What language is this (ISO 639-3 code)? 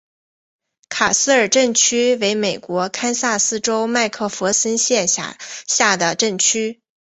zho